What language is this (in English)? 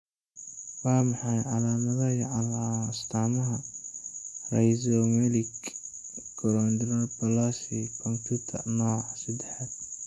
Somali